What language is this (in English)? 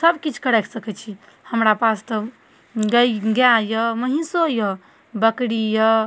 Maithili